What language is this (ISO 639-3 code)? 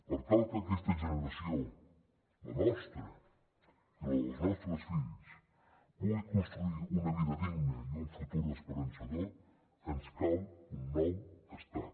cat